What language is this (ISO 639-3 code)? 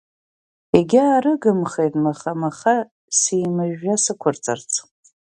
abk